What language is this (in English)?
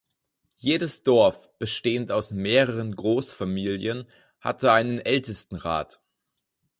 German